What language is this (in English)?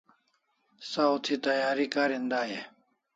Kalasha